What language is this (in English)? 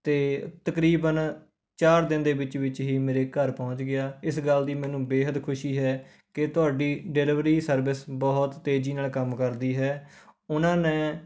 Punjabi